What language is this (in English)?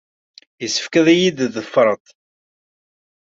Kabyle